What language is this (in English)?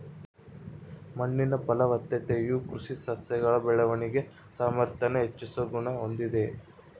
Kannada